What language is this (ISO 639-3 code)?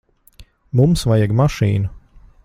lav